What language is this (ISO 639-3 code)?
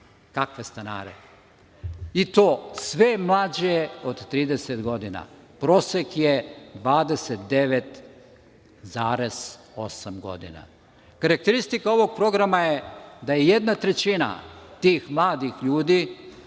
srp